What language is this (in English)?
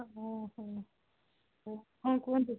Odia